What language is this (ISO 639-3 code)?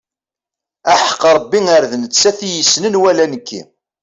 kab